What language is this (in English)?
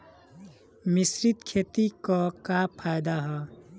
Bhojpuri